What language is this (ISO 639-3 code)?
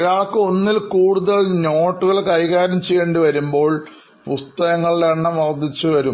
mal